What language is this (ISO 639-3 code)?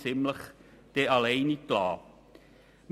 gsw